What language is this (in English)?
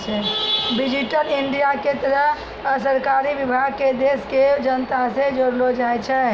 Maithili